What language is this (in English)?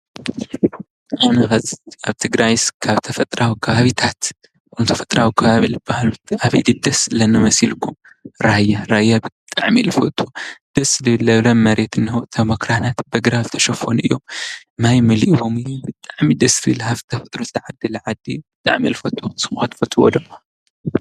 Tigrinya